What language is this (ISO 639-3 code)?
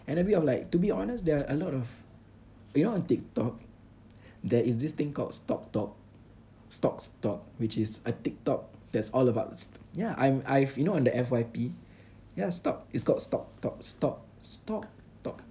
eng